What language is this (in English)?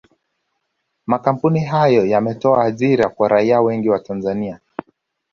Swahili